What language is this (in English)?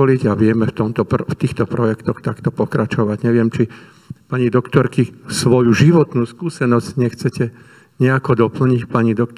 Slovak